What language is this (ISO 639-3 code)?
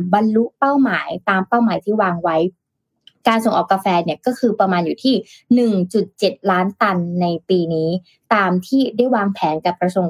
tha